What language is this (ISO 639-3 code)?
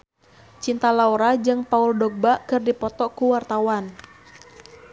sun